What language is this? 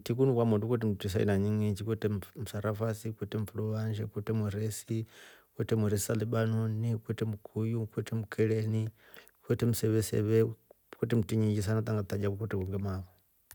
Rombo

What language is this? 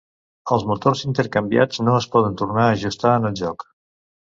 Catalan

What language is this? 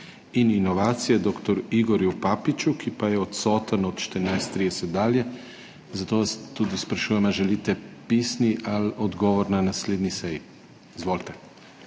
Slovenian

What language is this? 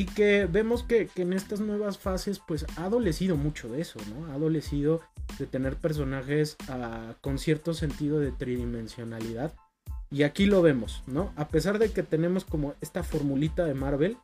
Spanish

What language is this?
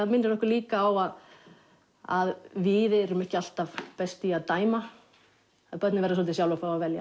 Icelandic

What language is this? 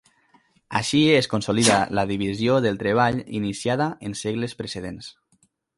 Catalan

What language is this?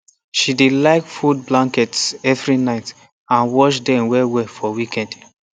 Nigerian Pidgin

